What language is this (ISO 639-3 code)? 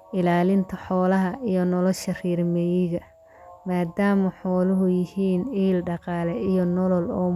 som